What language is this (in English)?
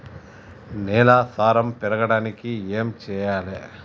Telugu